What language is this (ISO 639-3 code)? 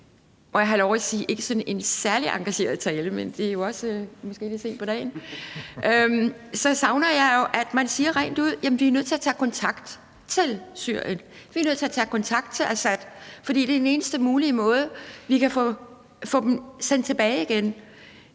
dan